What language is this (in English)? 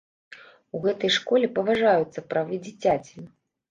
Belarusian